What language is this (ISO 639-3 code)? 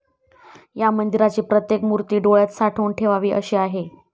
mar